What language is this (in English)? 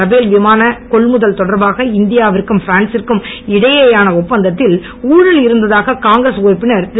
Tamil